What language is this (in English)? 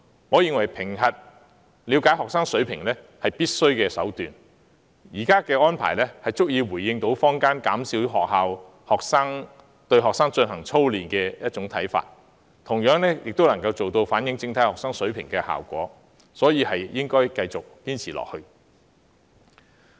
Cantonese